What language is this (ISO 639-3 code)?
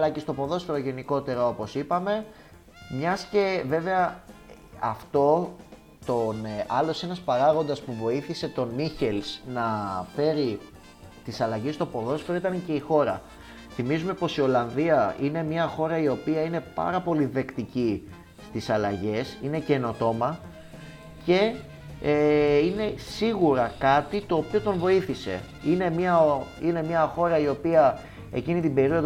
ell